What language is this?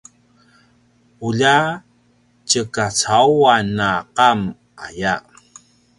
Paiwan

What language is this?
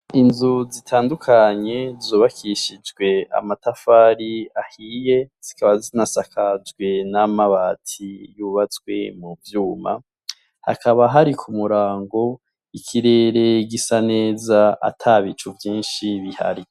Rundi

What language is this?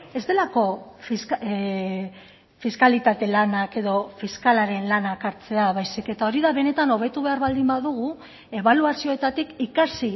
Basque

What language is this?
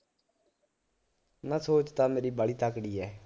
Punjabi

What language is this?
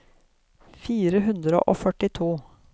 Norwegian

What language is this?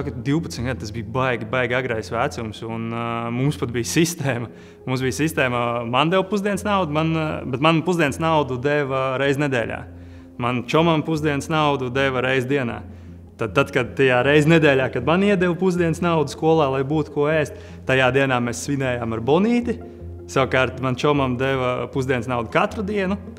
Latvian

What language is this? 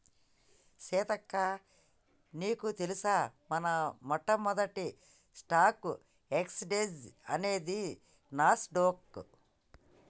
Telugu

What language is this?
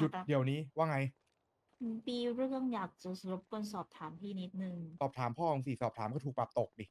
Thai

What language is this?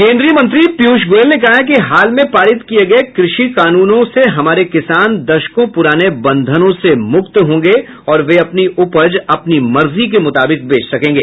Hindi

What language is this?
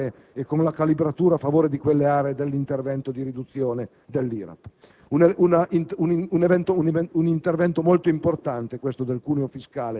Italian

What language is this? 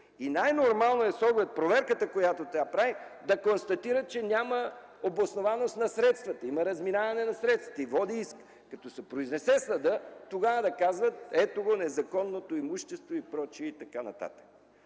Bulgarian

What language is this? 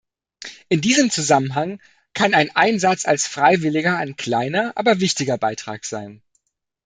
German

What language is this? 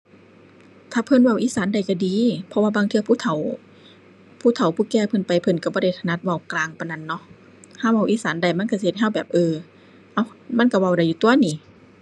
Thai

